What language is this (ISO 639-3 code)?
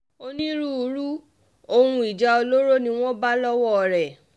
yor